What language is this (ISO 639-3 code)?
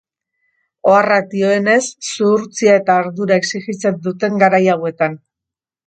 eus